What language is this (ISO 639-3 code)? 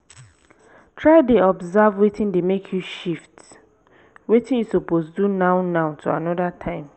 pcm